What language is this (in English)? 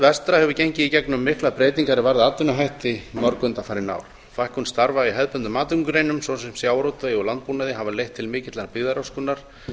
Icelandic